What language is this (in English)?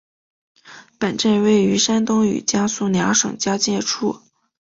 Chinese